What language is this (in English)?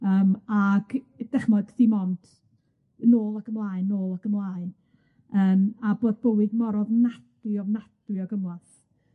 Welsh